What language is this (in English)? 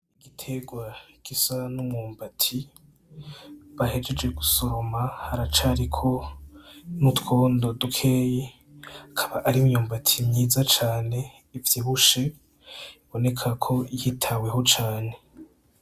Rundi